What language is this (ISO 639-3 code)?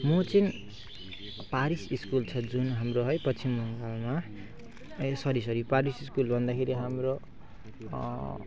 nep